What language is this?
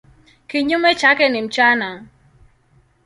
Swahili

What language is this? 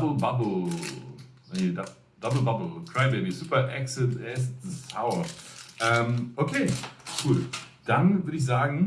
German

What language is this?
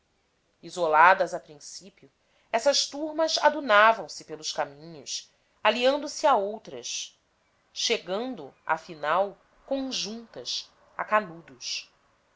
Portuguese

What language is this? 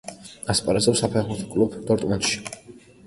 Georgian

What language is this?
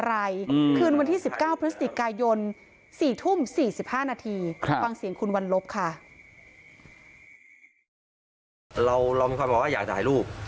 Thai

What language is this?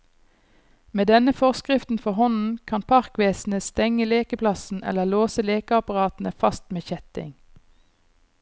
Norwegian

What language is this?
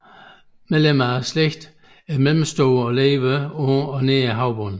Danish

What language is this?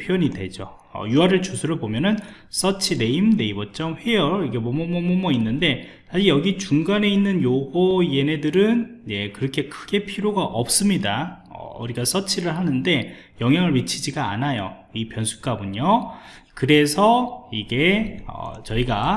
Korean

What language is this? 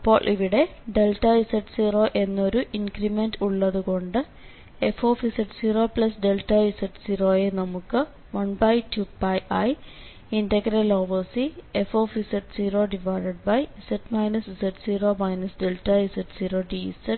Malayalam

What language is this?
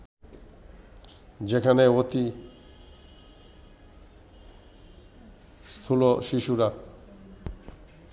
Bangla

